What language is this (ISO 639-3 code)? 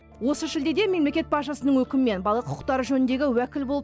kaz